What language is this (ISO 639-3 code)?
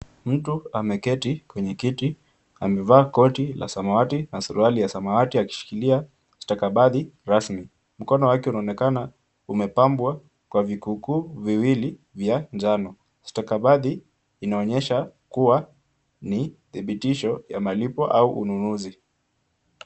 swa